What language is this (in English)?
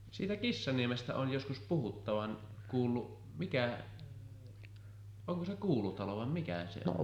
Finnish